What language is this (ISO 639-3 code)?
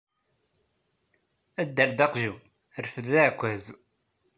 kab